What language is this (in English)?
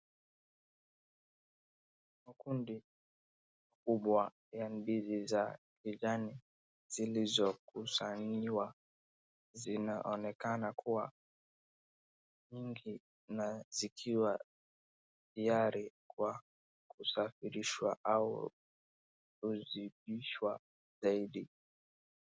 Swahili